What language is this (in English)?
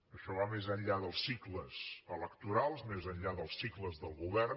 Catalan